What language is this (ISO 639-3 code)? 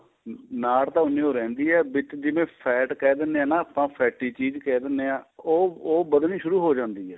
pan